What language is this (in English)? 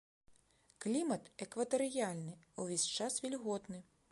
Belarusian